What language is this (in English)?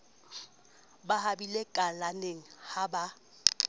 Southern Sotho